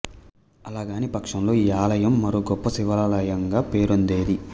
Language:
Telugu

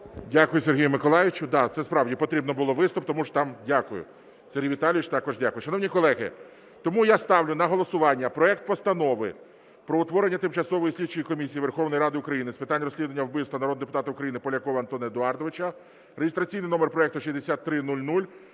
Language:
Ukrainian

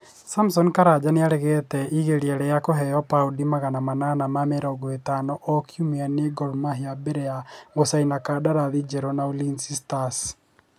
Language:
Kikuyu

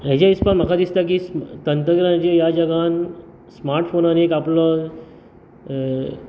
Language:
Konkani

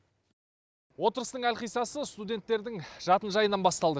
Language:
Kazakh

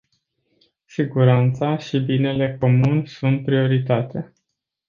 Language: Romanian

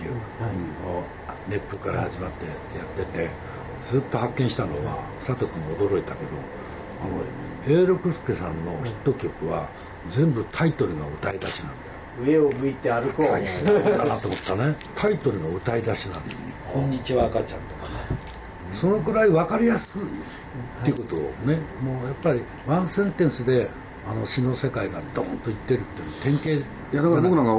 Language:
Japanese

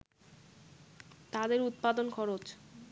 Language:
Bangla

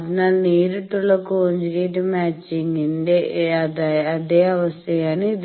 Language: Malayalam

